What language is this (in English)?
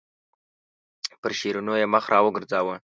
Pashto